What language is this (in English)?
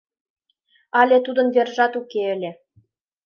Mari